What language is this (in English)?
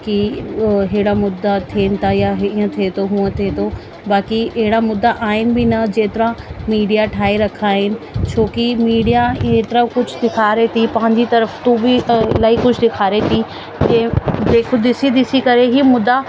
Sindhi